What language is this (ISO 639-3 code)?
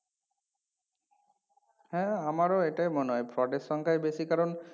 ben